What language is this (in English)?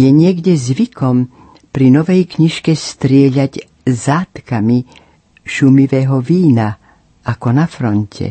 Slovak